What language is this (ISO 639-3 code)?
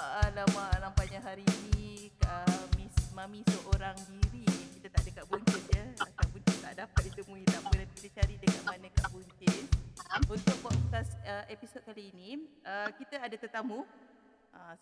msa